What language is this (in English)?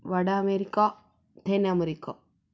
Tamil